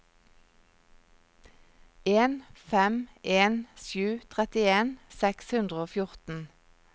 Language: Norwegian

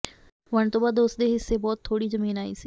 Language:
Punjabi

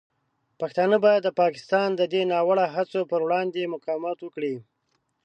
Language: Pashto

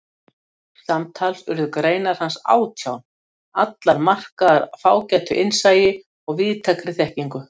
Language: Icelandic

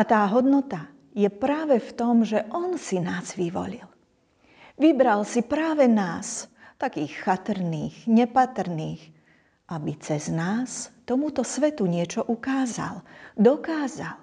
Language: Slovak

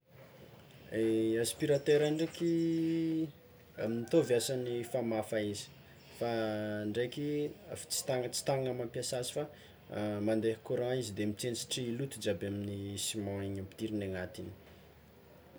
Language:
Tsimihety Malagasy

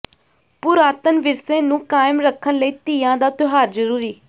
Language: Punjabi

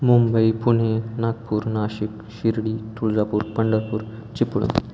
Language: Marathi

